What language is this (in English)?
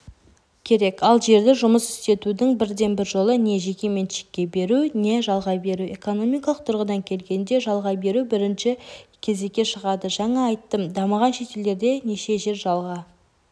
Kazakh